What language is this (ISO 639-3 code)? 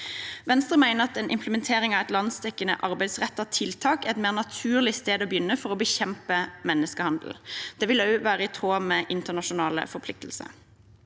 nor